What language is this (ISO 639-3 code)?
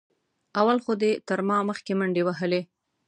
pus